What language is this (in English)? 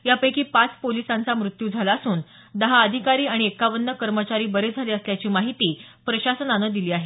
Marathi